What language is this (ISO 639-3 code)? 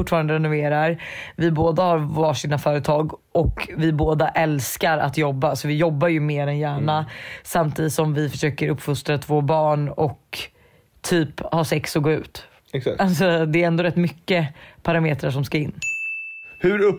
swe